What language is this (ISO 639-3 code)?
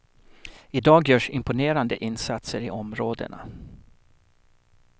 swe